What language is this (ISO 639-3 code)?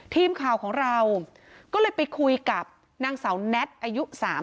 tha